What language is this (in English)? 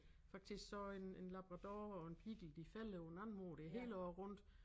Danish